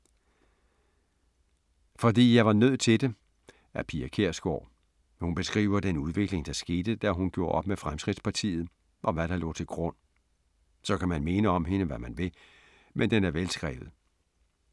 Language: Danish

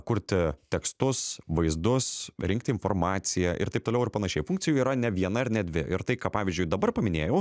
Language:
Lithuanian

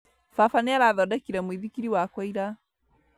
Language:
Kikuyu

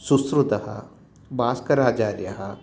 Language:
Sanskrit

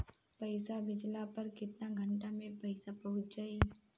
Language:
Bhojpuri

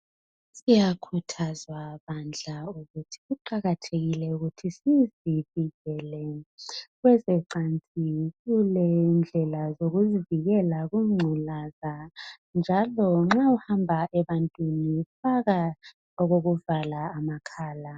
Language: North Ndebele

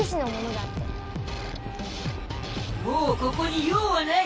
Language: Japanese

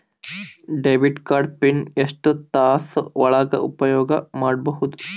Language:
Kannada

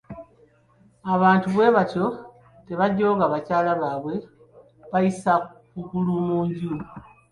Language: Ganda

